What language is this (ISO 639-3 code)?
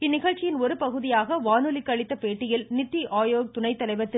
tam